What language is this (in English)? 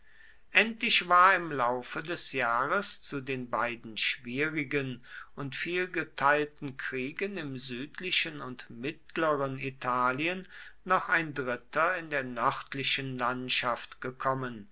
German